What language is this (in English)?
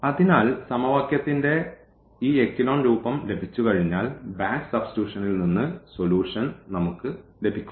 Malayalam